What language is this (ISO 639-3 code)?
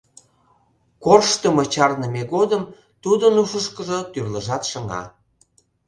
chm